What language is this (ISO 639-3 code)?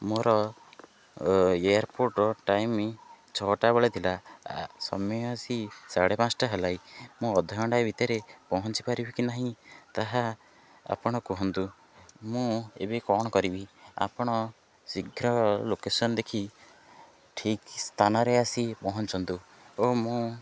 ori